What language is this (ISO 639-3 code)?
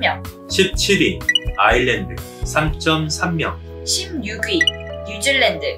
kor